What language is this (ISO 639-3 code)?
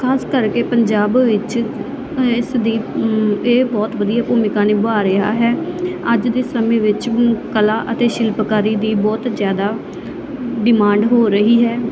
pan